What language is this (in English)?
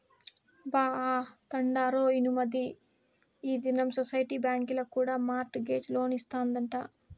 Telugu